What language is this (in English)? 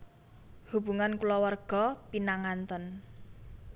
Javanese